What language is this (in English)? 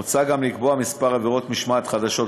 Hebrew